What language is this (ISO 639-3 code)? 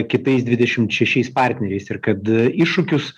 lit